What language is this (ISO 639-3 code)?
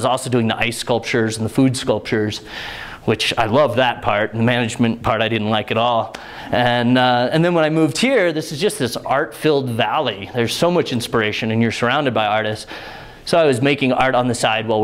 eng